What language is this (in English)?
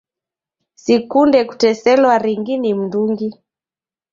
Taita